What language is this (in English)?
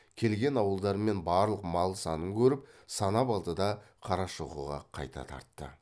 Kazakh